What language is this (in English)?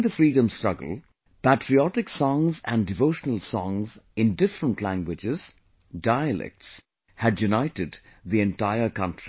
English